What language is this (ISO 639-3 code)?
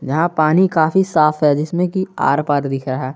hin